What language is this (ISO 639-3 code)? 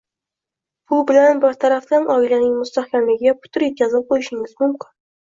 uzb